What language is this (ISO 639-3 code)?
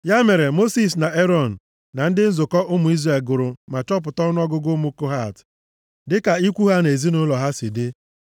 ibo